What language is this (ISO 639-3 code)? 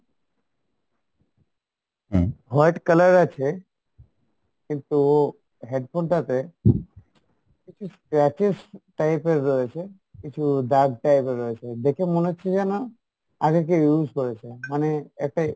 ben